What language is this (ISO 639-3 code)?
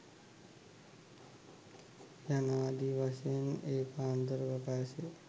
sin